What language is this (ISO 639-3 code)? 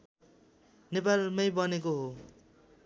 nep